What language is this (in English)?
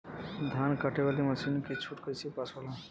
Bhojpuri